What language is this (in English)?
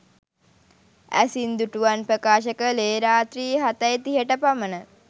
Sinhala